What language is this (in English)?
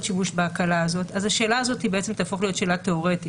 Hebrew